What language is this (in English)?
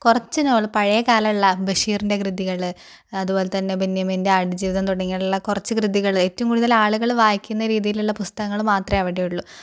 Malayalam